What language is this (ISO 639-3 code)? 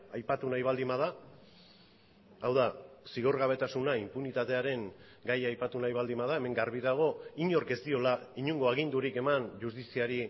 eus